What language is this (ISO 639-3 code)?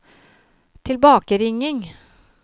nor